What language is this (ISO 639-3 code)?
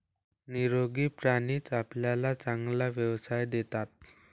mar